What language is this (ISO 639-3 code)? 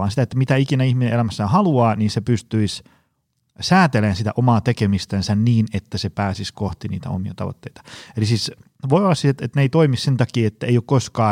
fin